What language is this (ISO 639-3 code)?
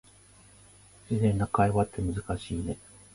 jpn